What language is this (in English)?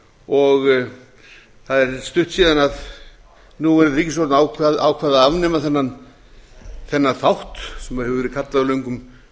Icelandic